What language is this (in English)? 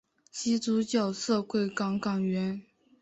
Chinese